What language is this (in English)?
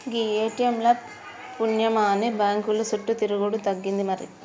Telugu